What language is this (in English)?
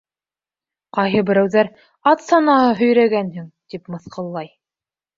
Bashkir